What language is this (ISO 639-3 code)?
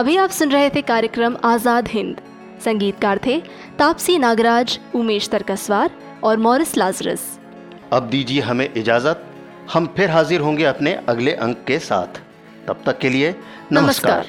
hin